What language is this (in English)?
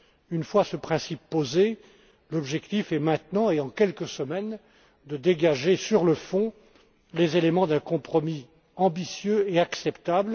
French